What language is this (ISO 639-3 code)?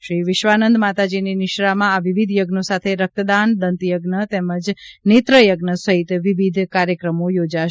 guj